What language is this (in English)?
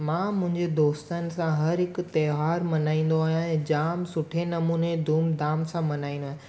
Sindhi